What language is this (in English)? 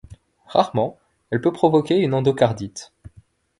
French